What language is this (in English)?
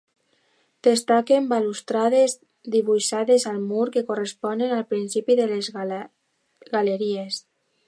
Catalan